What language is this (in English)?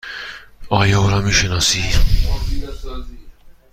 Persian